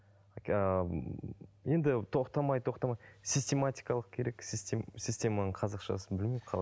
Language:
Kazakh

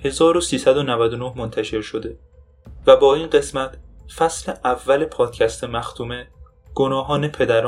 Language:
Persian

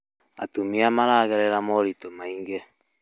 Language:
Kikuyu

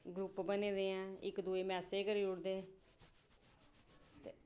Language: Dogri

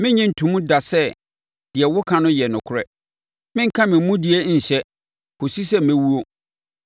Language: Akan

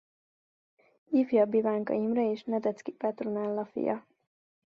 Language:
Hungarian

